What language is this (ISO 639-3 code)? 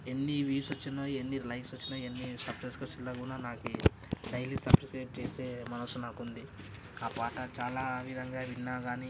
tel